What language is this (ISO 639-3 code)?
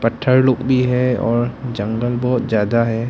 hin